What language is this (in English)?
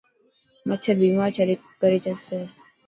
Dhatki